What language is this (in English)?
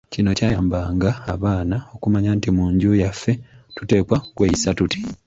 Ganda